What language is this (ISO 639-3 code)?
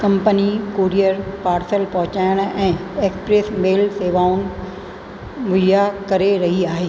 snd